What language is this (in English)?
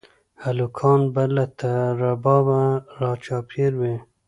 Pashto